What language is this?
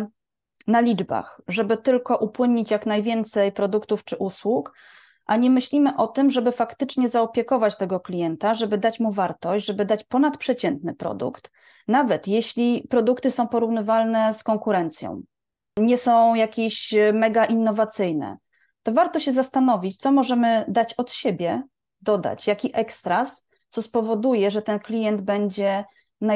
Polish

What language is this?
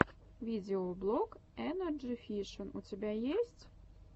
Russian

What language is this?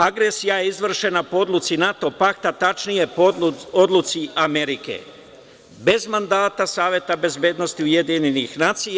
Serbian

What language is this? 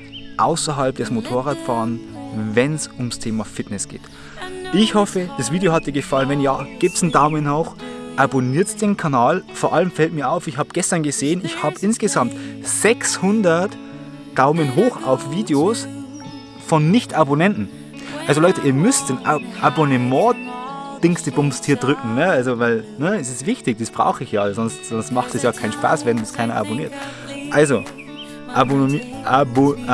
German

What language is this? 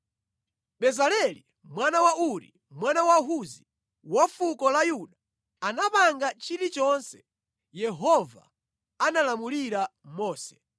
Nyanja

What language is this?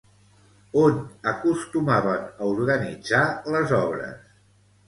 Catalan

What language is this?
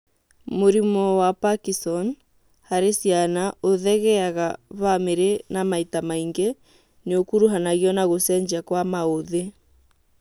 Kikuyu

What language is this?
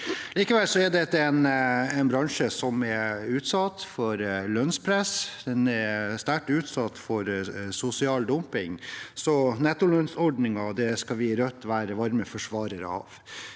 Norwegian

